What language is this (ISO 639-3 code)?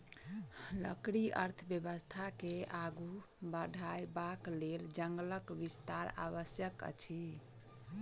mai